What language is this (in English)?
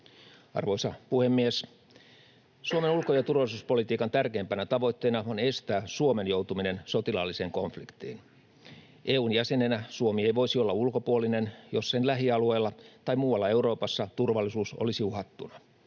Finnish